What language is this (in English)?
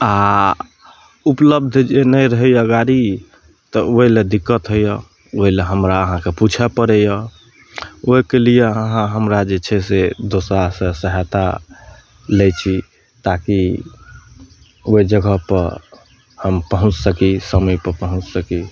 Maithili